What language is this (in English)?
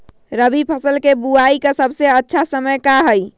Magahi